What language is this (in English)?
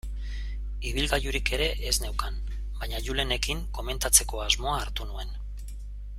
Basque